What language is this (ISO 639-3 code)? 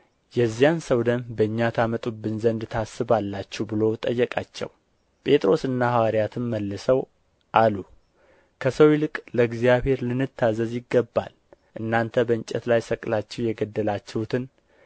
amh